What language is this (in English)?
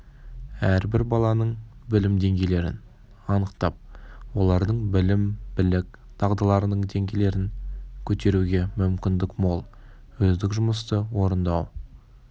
Kazakh